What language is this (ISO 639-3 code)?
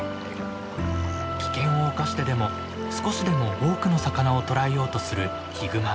jpn